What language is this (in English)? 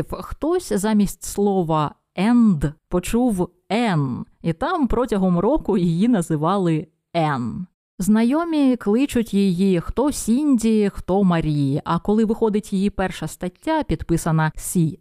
Ukrainian